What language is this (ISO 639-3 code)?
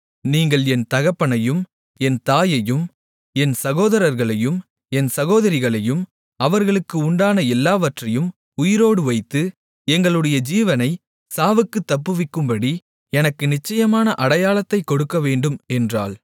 tam